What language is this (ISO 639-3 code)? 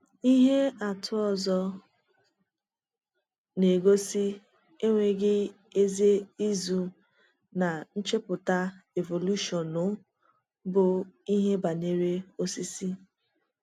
ibo